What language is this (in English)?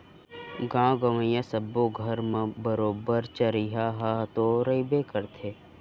Chhattisgarhi